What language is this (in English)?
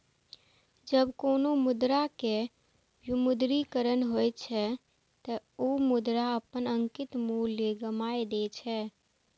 Maithili